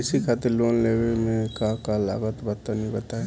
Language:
Bhojpuri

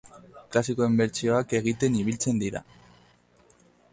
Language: Basque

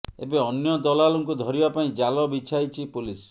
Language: Odia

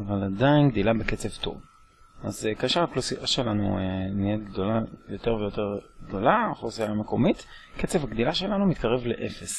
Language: Hebrew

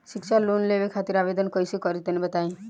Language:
Bhojpuri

